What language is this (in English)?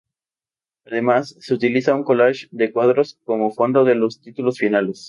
Spanish